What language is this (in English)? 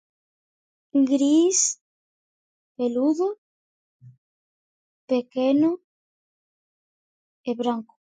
Galician